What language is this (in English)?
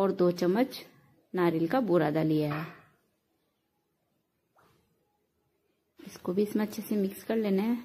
Hindi